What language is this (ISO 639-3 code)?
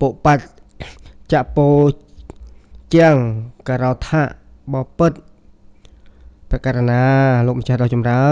tha